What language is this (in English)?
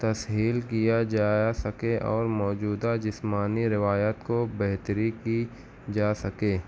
Urdu